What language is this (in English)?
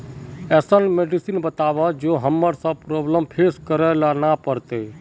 Magahi